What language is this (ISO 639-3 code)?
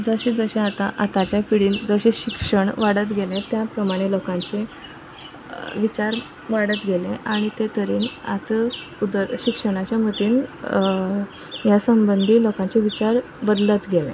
kok